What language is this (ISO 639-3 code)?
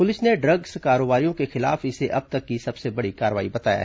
hin